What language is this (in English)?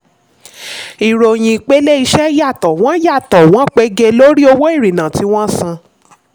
Yoruba